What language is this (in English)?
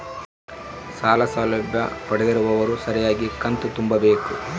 Kannada